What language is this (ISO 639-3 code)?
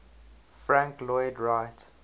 eng